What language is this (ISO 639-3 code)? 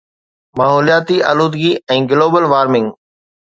snd